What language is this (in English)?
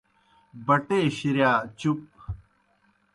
Kohistani Shina